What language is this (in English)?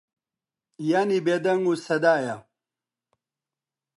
Central Kurdish